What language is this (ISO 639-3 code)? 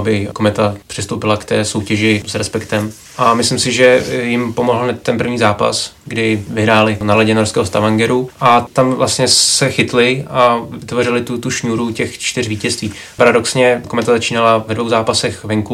ces